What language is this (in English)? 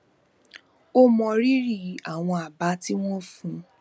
Yoruba